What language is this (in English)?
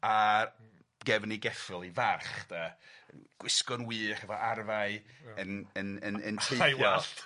Welsh